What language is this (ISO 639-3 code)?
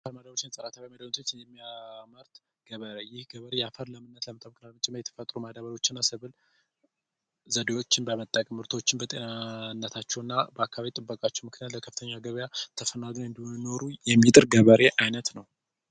amh